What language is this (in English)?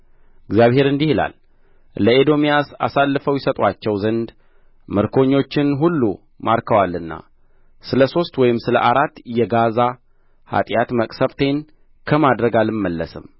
Amharic